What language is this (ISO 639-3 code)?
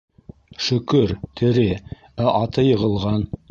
bak